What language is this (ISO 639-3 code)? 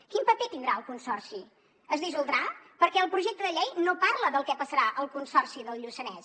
cat